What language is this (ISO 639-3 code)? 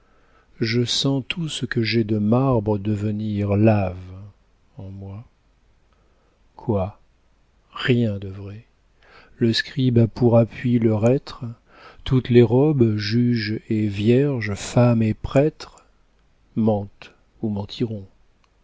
fra